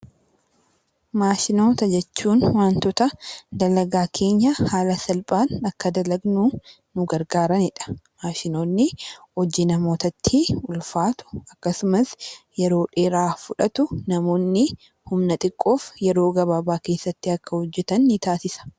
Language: Oromo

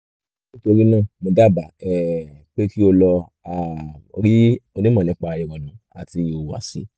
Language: Yoruba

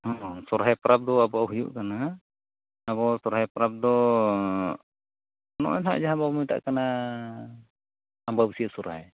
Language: Santali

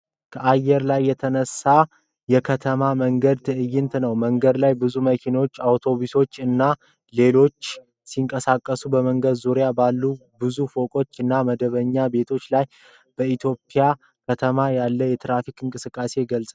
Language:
Amharic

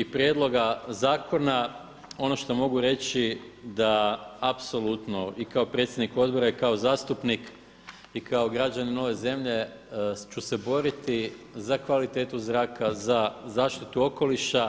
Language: Croatian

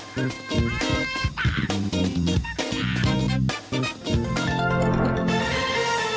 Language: Thai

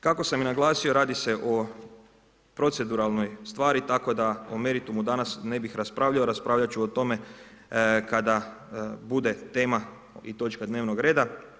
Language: Croatian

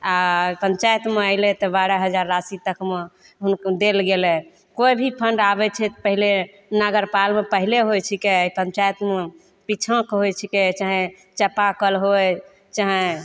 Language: Maithili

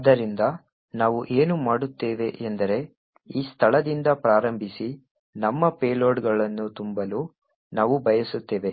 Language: Kannada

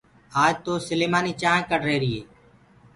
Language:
Gurgula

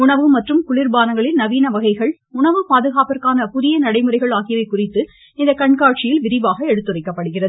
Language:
Tamil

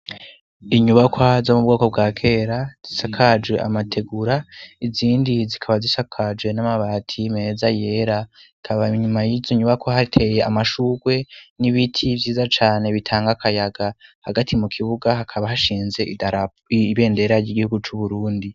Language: Rundi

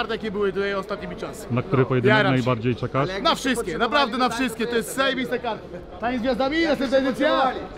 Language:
Polish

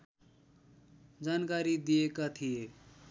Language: Nepali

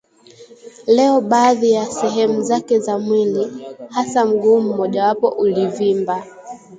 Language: Swahili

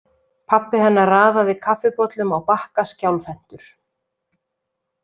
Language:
Icelandic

